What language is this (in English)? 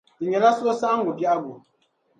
Dagbani